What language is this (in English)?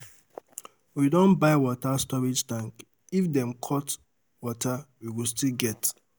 Nigerian Pidgin